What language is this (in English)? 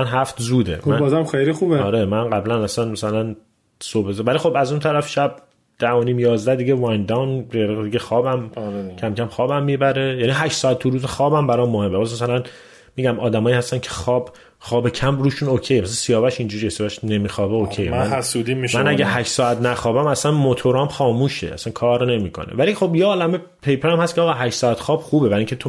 Persian